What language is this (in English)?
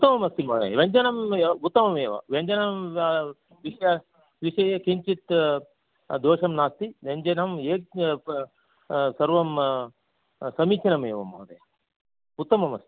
Sanskrit